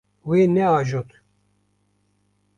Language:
Kurdish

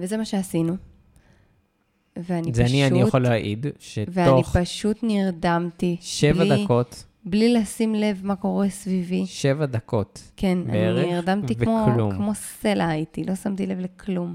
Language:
Hebrew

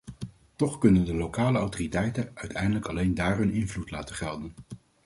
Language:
Dutch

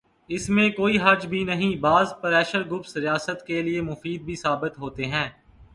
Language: Urdu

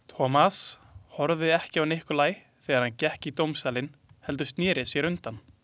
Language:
Icelandic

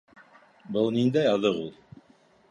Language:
Bashkir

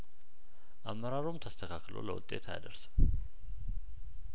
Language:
Amharic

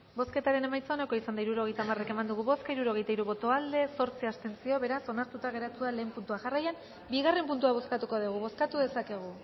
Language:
Basque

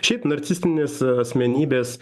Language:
Lithuanian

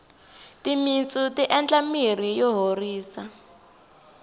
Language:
Tsonga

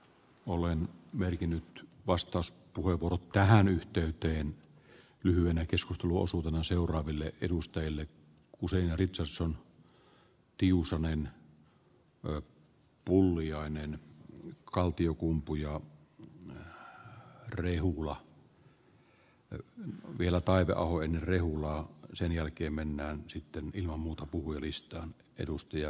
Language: Finnish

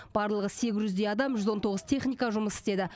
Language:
Kazakh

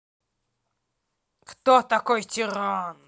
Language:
Russian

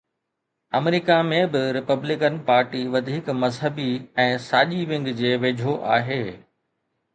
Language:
Sindhi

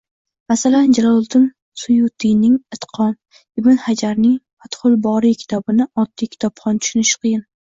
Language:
Uzbek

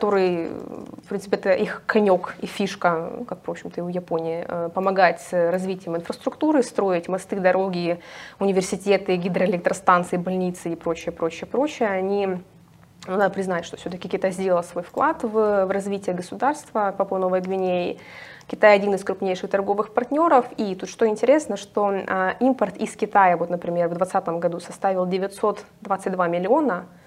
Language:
Russian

